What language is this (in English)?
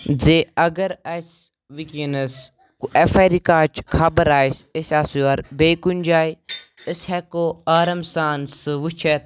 Kashmiri